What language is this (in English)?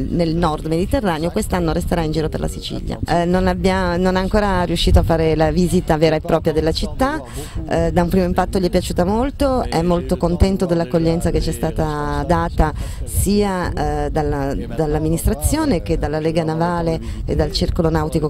Italian